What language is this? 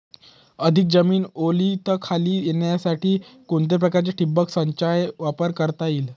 Marathi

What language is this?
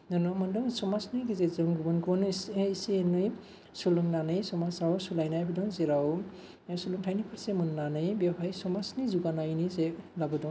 Bodo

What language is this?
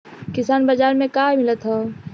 Bhojpuri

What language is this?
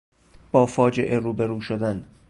Persian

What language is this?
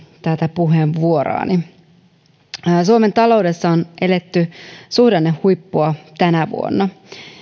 Finnish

